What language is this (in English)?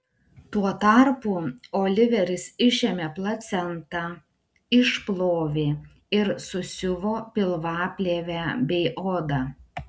Lithuanian